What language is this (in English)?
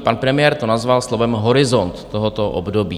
Czech